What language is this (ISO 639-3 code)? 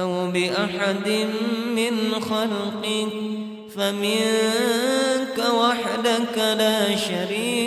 ara